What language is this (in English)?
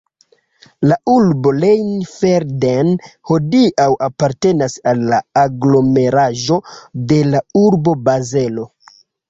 Esperanto